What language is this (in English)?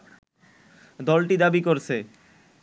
Bangla